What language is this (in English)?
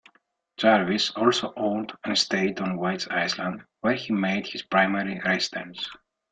English